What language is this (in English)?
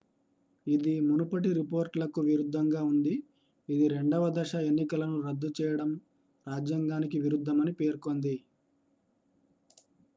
Telugu